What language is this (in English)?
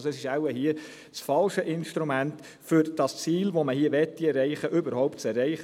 Swiss German